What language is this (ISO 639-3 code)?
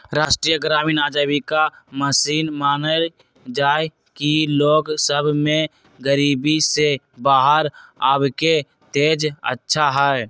mag